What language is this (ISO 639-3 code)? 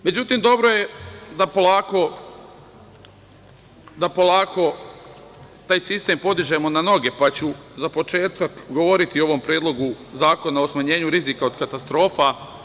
srp